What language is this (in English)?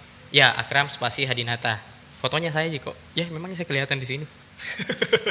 Indonesian